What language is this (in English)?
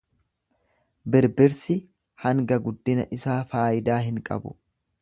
Oromo